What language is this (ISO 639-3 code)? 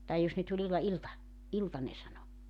fin